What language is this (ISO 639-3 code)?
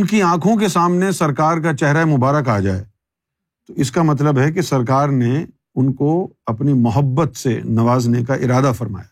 urd